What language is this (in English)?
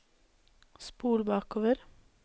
Norwegian